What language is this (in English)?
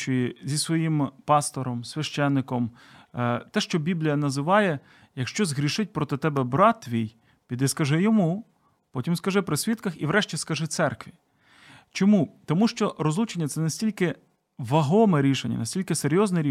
Ukrainian